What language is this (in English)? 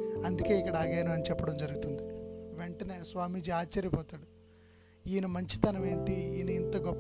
Telugu